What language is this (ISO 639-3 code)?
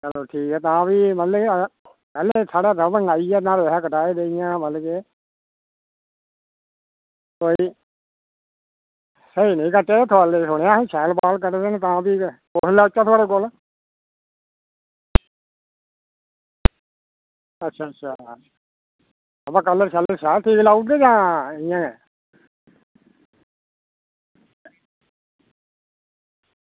doi